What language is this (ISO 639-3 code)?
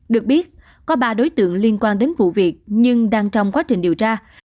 vie